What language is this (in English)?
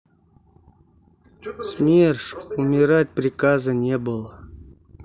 Russian